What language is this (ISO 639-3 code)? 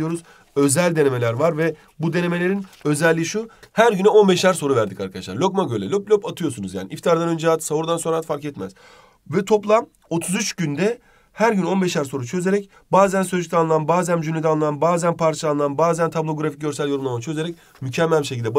tur